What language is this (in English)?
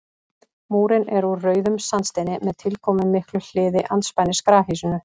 Icelandic